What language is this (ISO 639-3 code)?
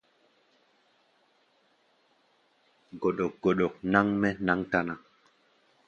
gba